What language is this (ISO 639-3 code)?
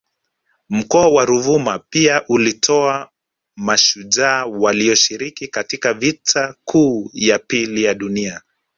swa